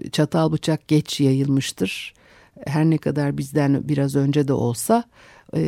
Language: Turkish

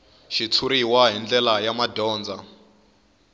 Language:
Tsonga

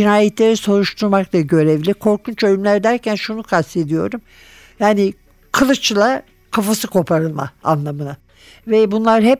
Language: Turkish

